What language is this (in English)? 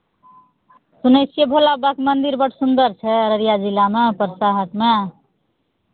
Maithili